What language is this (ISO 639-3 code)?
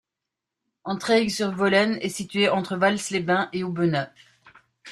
fra